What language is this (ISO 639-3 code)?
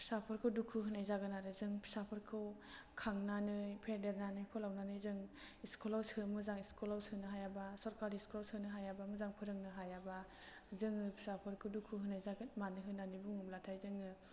brx